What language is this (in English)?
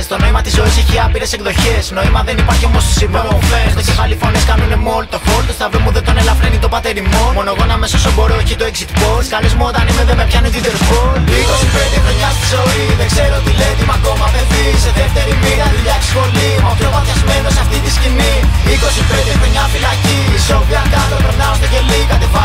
Greek